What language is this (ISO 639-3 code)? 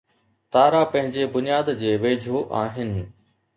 snd